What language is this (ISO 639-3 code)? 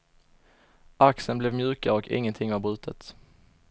swe